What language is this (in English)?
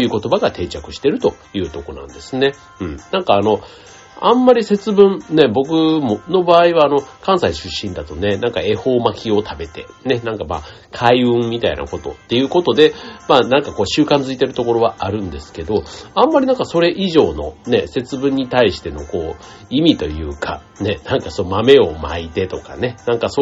Japanese